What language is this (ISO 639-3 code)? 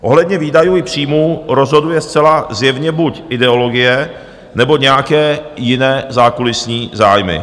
ces